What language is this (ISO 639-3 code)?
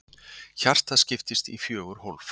isl